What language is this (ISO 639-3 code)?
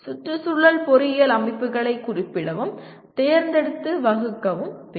tam